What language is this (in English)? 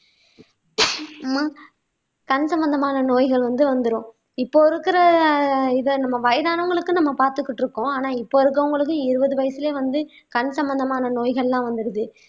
Tamil